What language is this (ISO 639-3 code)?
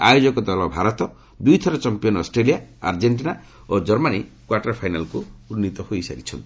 ori